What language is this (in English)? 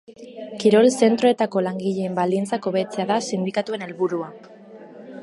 Basque